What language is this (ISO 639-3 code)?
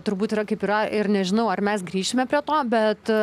lit